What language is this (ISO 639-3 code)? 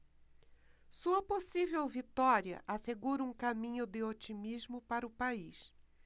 por